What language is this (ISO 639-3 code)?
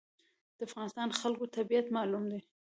pus